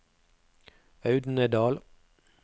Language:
Norwegian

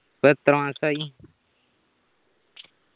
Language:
Malayalam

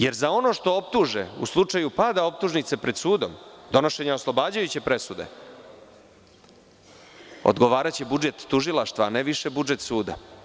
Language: Serbian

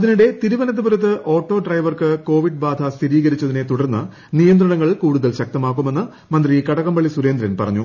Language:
Malayalam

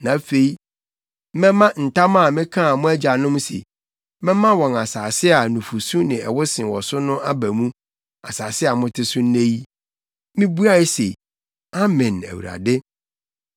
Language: Akan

